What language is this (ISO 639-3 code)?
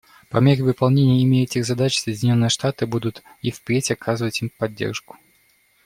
rus